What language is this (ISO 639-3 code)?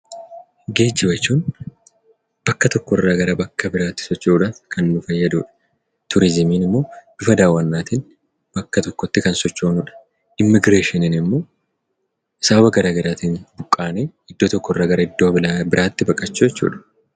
orm